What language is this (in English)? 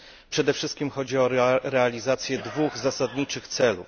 Polish